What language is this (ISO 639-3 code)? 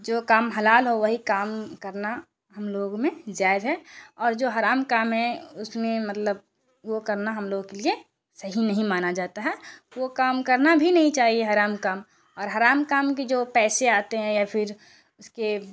urd